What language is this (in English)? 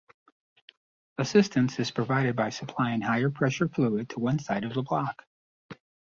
English